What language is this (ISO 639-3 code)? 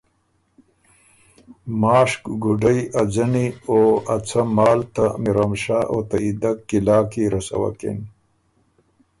oru